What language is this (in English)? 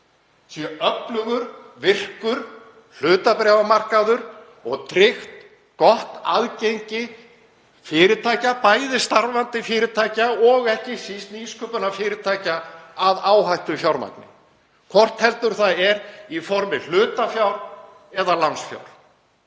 Icelandic